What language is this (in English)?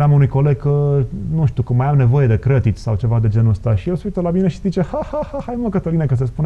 Romanian